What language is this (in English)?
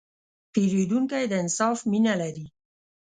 Pashto